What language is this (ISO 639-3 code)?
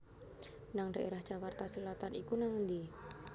jav